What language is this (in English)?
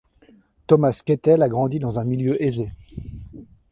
French